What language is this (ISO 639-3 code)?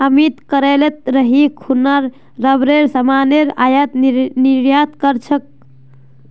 mag